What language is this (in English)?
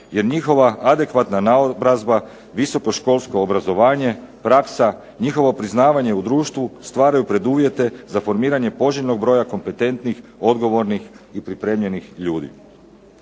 Croatian